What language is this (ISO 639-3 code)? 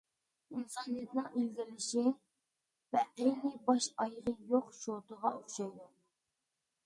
uig